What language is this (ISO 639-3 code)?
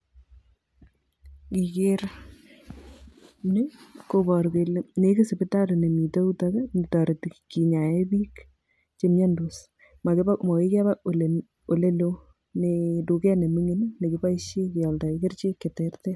kln